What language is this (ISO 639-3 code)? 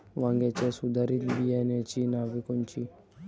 mar